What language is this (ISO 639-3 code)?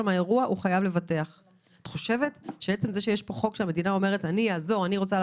heb